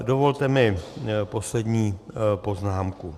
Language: Czech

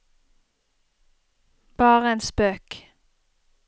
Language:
Norwegian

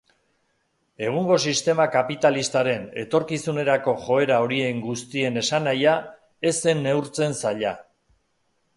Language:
Basque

